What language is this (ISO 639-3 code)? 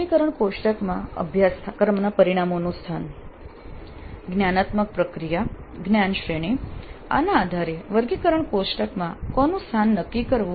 guj